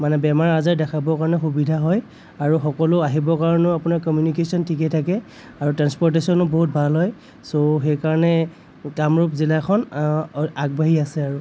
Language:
Assamese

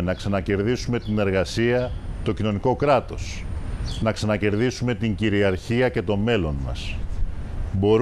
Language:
Greek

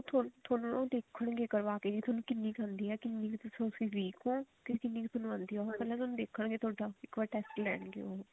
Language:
Punjabi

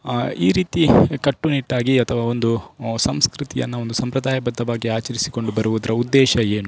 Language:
Kannada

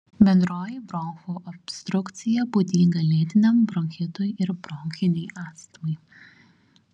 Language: Lithuanian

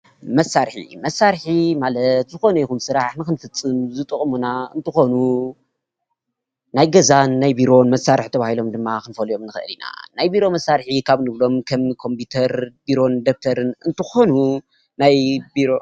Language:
Tigrinya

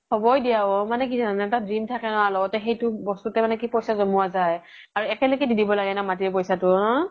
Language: Assamese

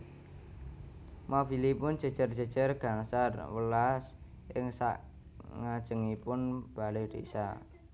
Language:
Javanese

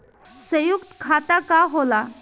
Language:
Bhojpuri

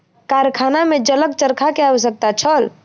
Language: Maithili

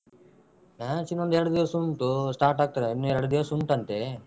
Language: Kannada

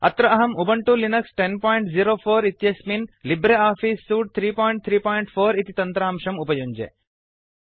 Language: Sanskrit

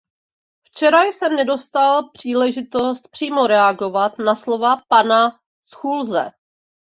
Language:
Czech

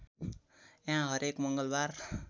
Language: Nepali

